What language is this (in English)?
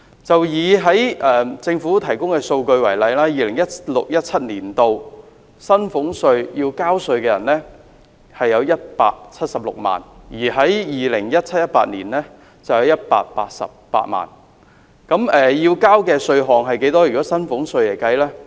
Cantonese